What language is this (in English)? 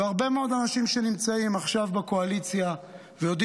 Hebrew